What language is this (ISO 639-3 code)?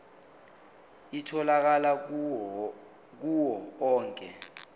zul